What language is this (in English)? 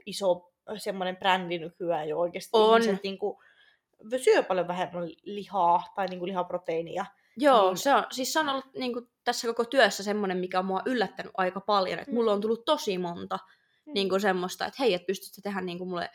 Finnish